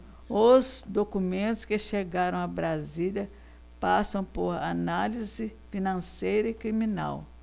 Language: Portuguese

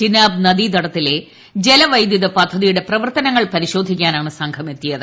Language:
Malayalam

